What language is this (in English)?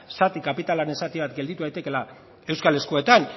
Basque